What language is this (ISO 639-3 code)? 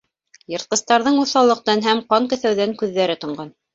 bak